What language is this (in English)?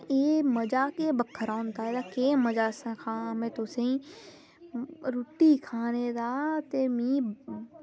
Dogri